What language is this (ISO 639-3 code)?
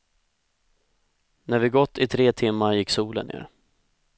swe